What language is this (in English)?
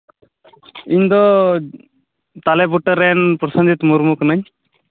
Santali